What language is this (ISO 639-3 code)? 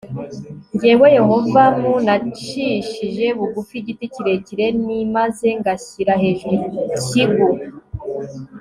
kin